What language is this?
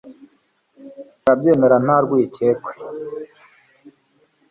Kinyarwanda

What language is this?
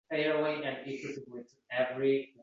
Uzbek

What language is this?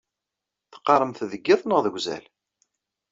Kabyle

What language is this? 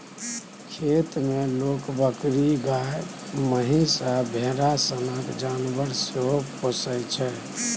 Maithili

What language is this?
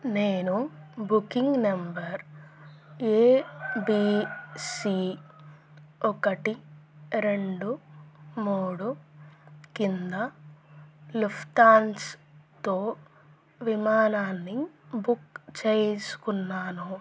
Telugu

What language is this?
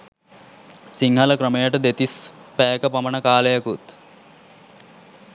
Sinhala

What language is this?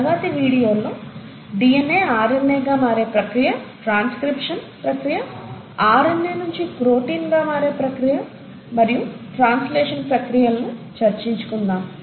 Telugu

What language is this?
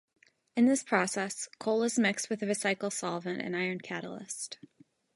English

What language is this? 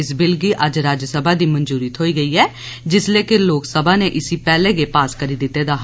Dogri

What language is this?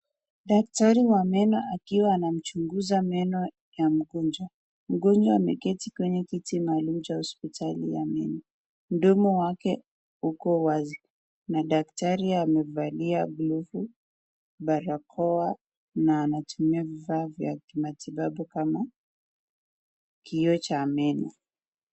Swahili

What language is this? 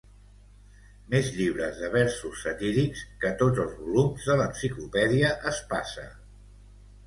Catalan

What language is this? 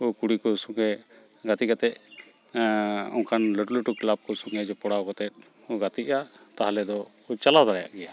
Santali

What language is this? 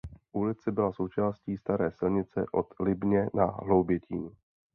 Czech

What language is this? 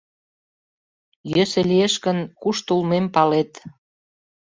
Mari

